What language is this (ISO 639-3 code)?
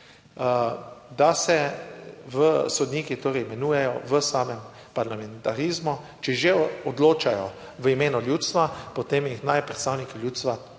slv